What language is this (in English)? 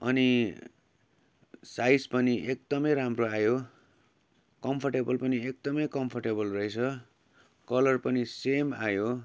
Nepali